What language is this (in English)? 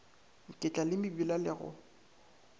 Northern Sotho